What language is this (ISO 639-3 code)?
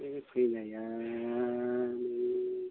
brx